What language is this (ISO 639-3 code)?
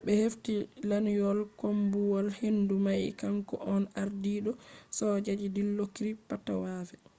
ful